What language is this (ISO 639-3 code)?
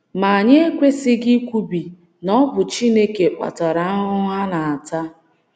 ibo